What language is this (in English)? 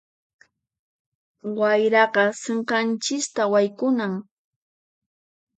Puno Quechua